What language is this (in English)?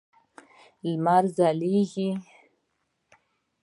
Pashto